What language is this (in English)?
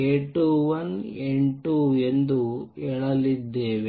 Kannada